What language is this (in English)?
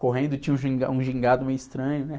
Portuguese